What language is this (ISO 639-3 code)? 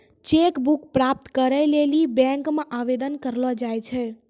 mai